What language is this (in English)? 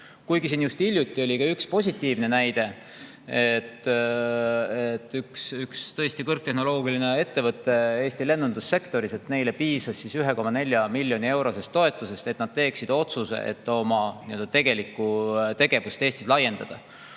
Estonian